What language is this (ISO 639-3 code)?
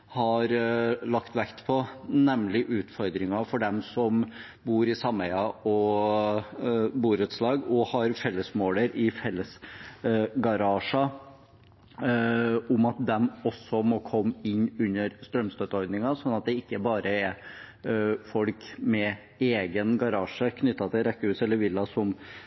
nob